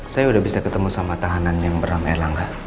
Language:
Indonesian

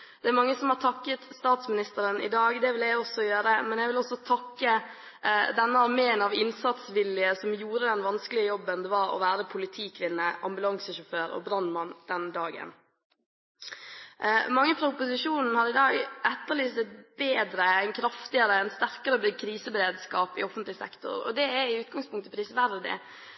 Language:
Norwegian Bokmål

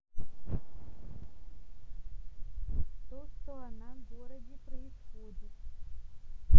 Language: Russian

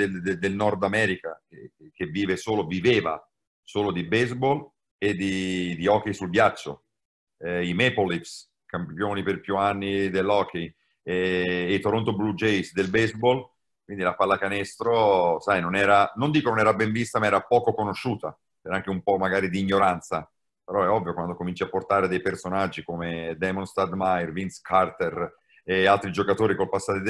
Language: Italian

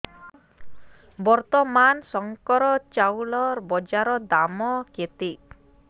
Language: Odia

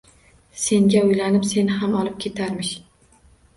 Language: Uzbek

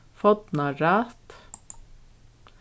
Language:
Faroese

